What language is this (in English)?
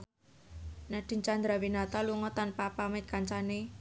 Javanese